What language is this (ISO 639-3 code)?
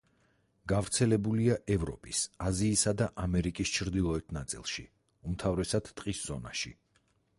kat